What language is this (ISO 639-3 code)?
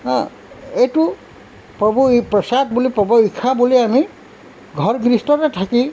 asm